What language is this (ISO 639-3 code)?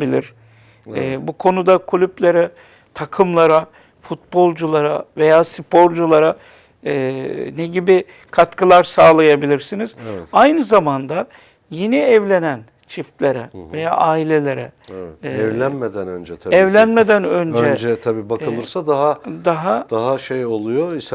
tur